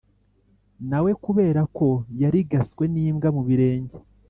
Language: Kinyarwanda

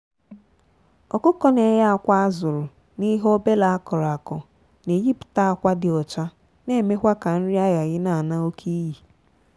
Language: Igbo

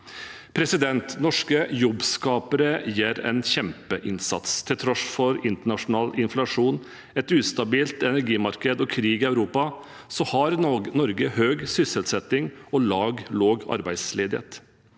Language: Norwegian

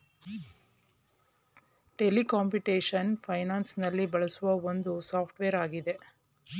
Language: Kannada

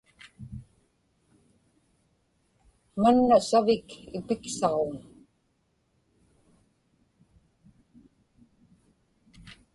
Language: Inupiaq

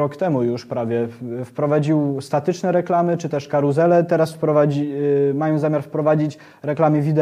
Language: Polish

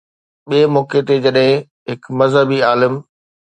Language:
Sindhi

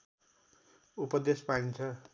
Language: Nepali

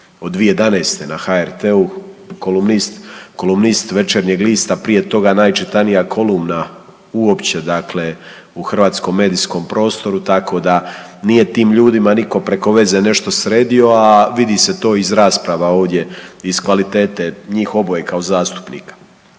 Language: Croatian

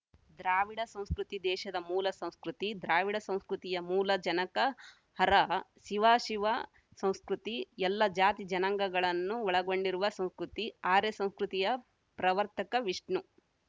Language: Kannada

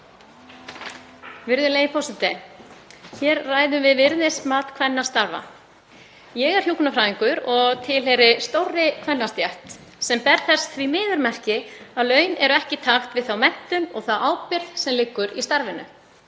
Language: Icelandic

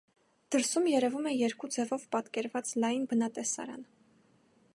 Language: Armenian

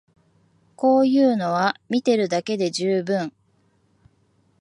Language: Japanese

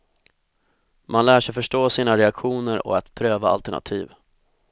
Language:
Swedish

